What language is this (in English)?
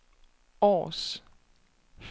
Danish